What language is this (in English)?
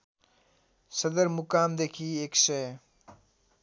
Nepali